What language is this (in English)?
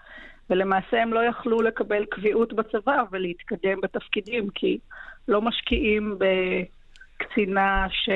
Hebrew